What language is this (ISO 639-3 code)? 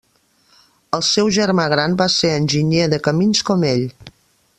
cat